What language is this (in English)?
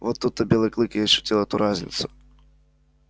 Russian